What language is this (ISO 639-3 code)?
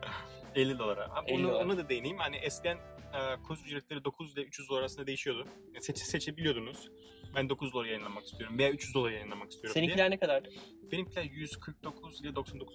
tur